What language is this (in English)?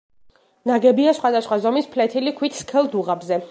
Georgian